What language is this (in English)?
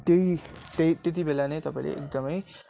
Nepali